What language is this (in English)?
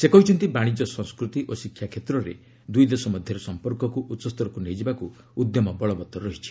Odia